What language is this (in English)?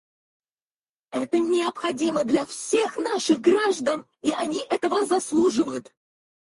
Russian